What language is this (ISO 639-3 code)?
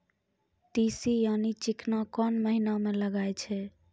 mai